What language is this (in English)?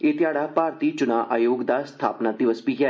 Dogri